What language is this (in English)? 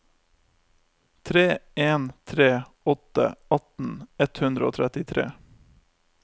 Norwegian